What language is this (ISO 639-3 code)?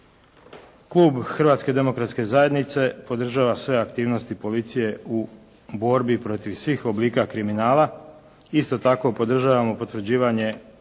hrv